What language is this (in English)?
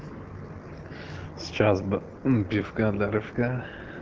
Russian